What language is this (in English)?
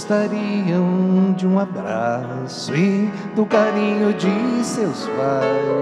Portuguese